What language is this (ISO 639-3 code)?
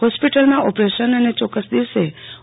guj